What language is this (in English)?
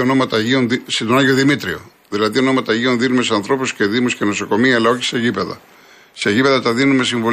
Greek